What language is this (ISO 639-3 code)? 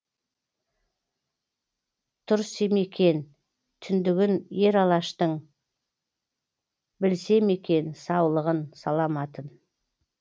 kaz